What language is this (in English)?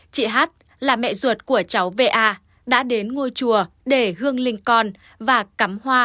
Vietnamese